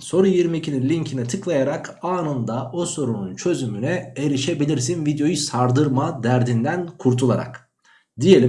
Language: Turkish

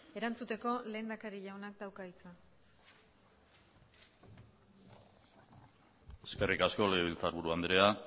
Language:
Basque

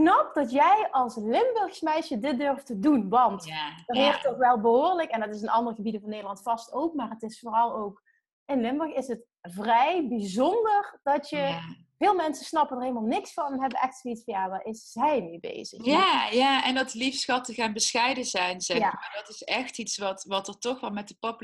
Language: Dutch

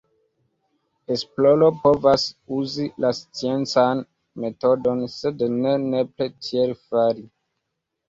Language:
Esperanto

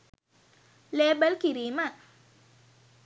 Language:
Sinhala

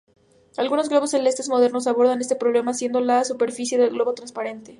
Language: Spanish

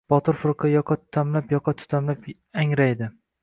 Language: Uzbek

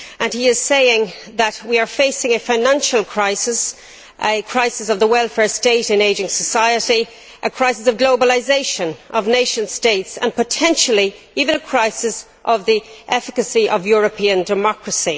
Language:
English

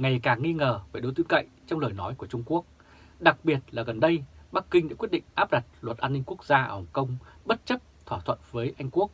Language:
Vietnamese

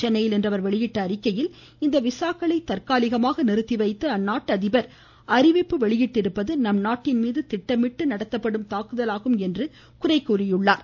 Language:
Tamil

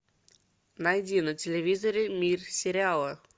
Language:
Russian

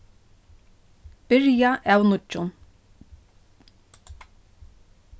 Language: Faroese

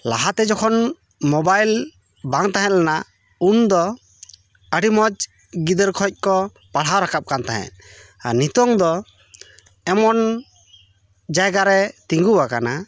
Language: Santali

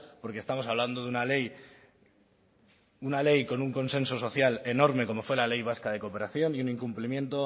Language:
Spanish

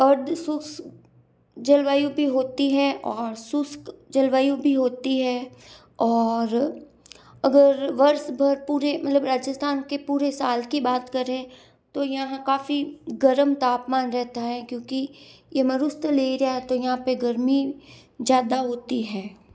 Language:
Hindi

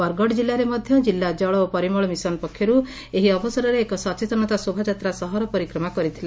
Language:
Odia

